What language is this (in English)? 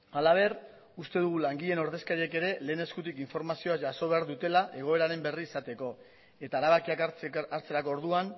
Basque